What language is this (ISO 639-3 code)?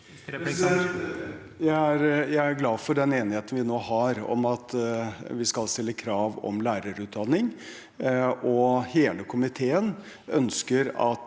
nor